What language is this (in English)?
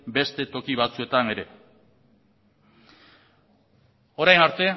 Basque